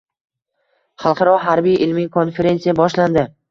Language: Uzbek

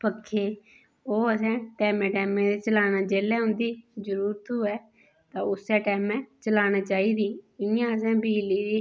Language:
Dogri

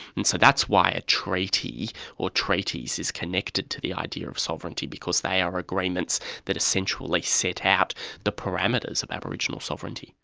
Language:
English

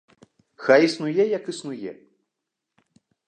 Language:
Belarusian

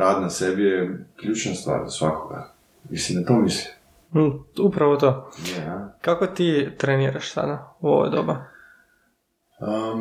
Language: Croatian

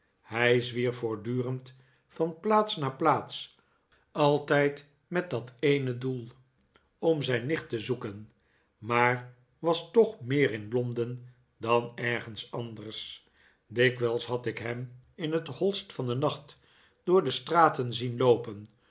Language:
Dutch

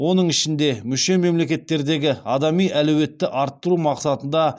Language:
Kazakh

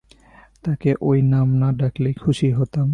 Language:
Bangla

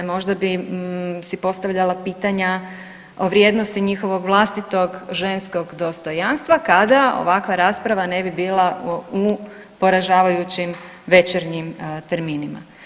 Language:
Croatian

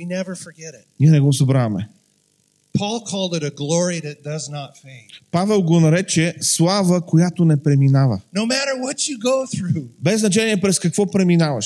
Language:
Bulgarian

